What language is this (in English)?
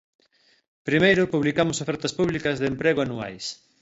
Galician